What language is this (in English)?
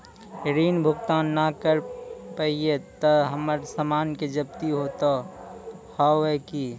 Maithili